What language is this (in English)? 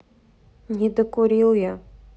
Russian